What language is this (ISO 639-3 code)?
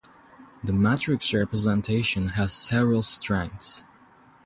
eng